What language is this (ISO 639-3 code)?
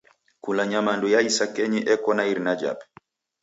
dav